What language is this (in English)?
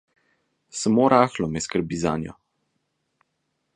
Slovenian